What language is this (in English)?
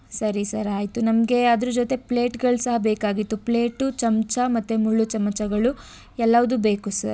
Kannada